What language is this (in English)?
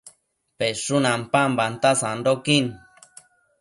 Matsés